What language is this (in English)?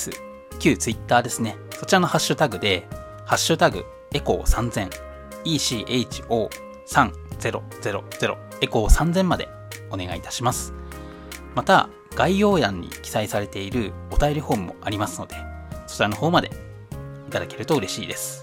Japanese